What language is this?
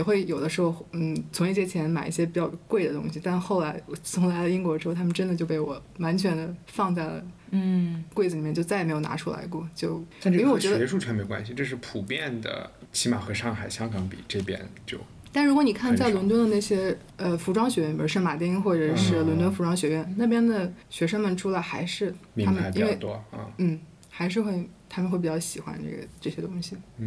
Chinese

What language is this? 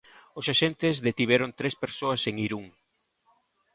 Galician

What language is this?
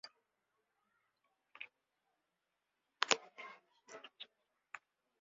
Kyrgyz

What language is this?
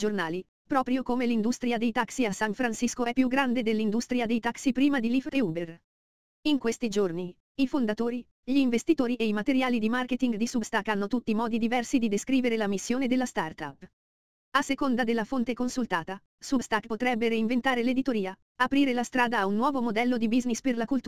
Italian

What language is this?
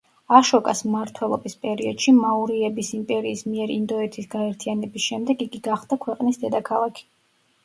Georgian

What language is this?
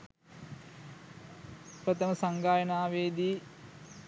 Sinhala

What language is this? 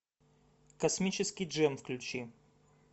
Russian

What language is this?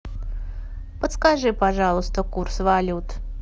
Russian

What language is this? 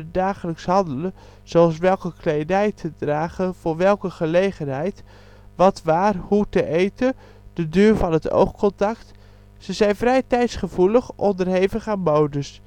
Dutch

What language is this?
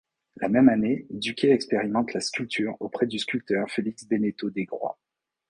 French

